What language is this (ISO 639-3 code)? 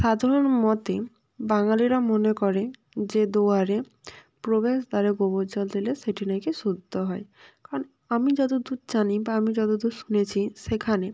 ben